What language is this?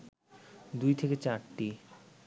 Bangla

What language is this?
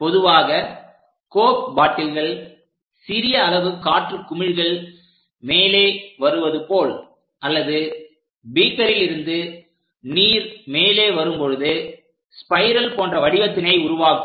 Tamil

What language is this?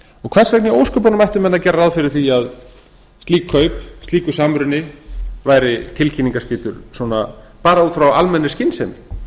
Icelandic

